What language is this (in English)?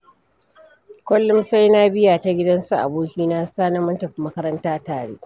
Hausa